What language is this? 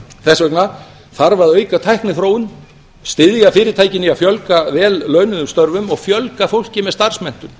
Icelandic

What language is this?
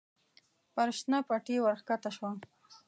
Pashto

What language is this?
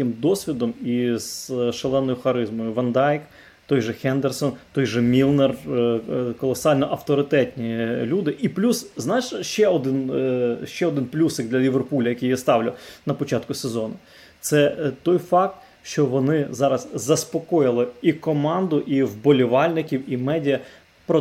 Ukrainian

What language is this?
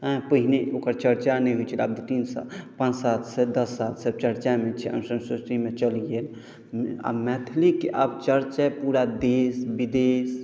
Maithili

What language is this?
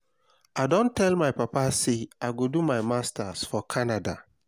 Nigerian Pidgin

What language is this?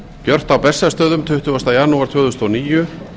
Icelandic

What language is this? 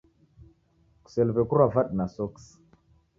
Taita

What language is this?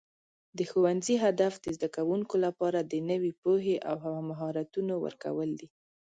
Pashto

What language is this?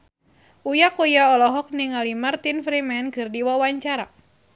Sundanese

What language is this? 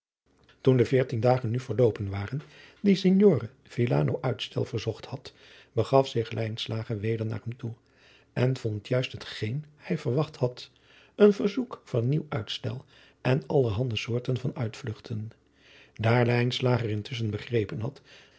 Dutch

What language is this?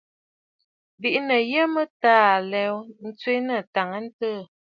Bafut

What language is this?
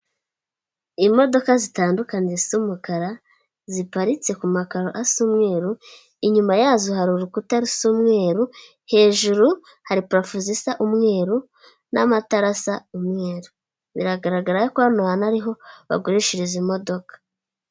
Kinyarwanda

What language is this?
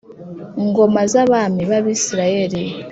Kinyarwanda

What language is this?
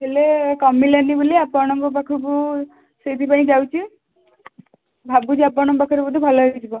Odia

